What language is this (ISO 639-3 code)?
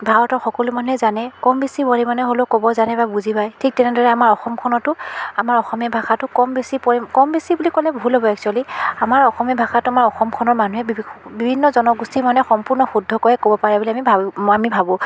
asm